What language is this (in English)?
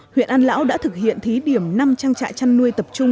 Vietnamese